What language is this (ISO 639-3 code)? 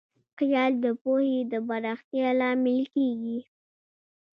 pus